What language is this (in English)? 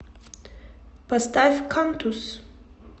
Russian